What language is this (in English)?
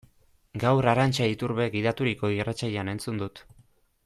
Basque